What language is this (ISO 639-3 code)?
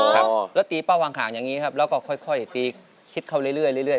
tha